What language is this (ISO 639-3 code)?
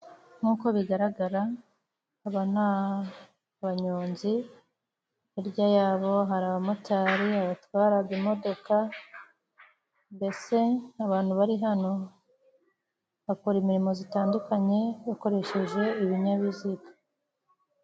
kin